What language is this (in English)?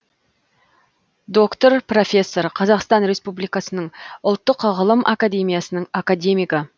Kazakh